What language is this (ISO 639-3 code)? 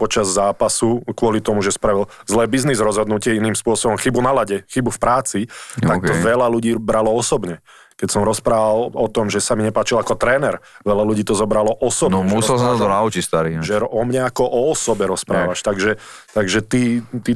slk